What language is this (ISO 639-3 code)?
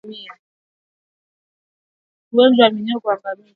swa